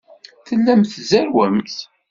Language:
Kabyle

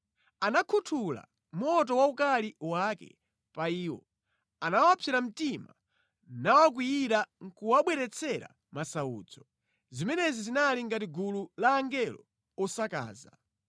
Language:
Nyanja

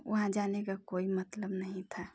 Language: Hindi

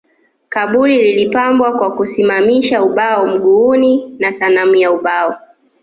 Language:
Swahili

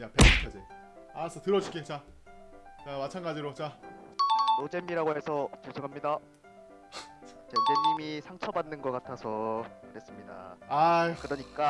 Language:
Korean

